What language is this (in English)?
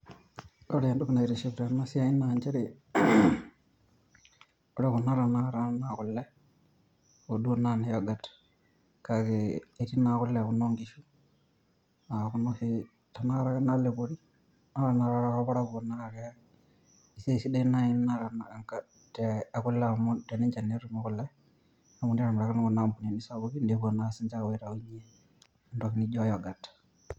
Masai